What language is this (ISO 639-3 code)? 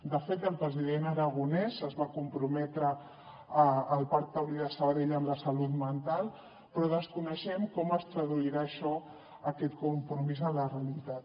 cat